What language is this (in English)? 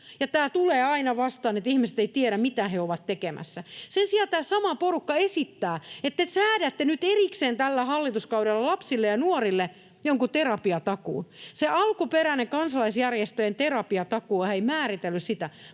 Finnish